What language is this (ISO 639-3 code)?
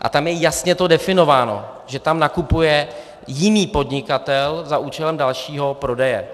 ces